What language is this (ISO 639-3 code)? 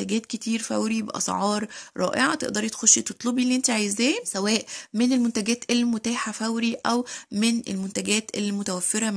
ara